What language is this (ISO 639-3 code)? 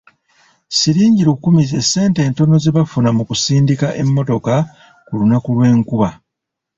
lug